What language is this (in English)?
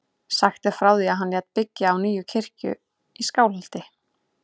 Icelandic